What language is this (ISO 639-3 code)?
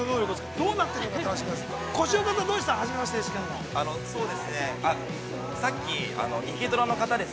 jpn